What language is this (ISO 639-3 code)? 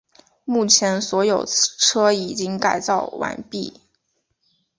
zho